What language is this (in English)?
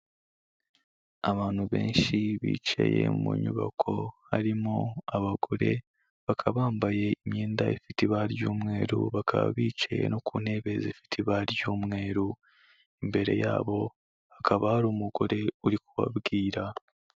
Kinyarwanda